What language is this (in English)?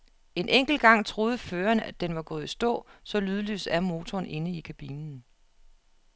Danish